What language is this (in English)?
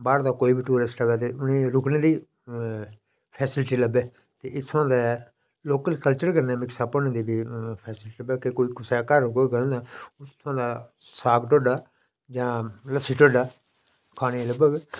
Dogri